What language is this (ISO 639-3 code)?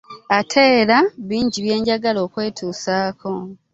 lug